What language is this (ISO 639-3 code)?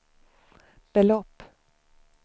swe